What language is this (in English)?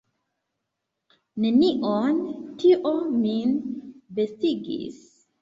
Esperanto